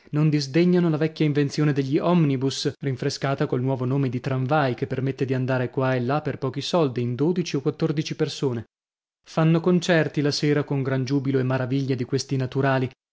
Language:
Italian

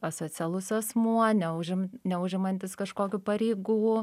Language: Lithuanian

